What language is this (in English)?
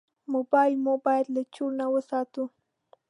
Pashto